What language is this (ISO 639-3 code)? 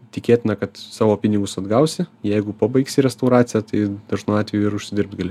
lit